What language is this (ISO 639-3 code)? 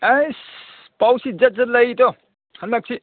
mni